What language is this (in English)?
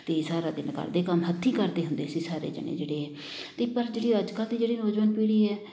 Punjabi